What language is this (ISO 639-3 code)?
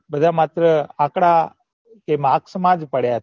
guj